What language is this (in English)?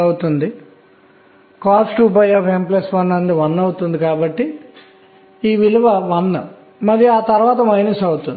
Telugu